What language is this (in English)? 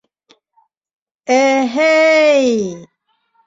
Bashkir